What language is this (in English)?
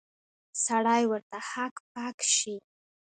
Pashto